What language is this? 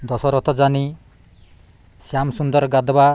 Odia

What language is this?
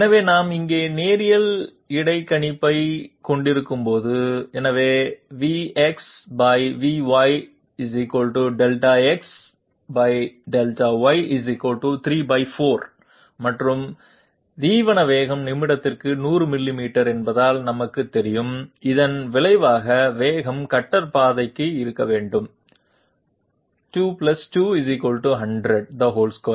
Tamil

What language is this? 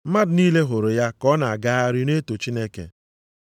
Igbo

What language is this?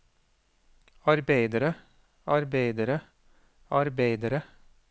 Norwegian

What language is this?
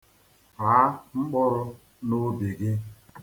Igbo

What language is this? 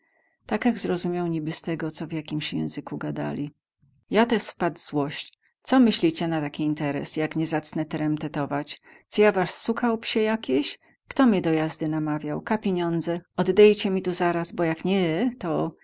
Polish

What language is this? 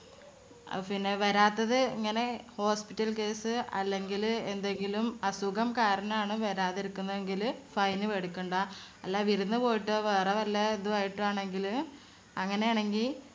Malayalam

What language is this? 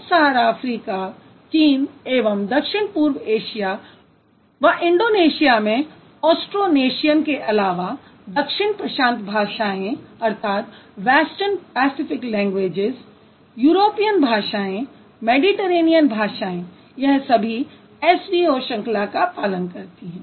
Hindi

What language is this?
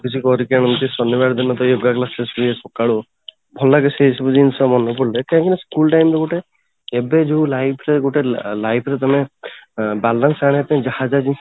Odia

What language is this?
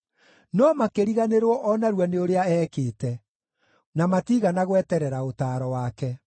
Kikuyu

